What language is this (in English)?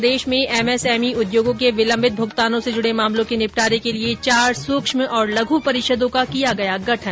Hindi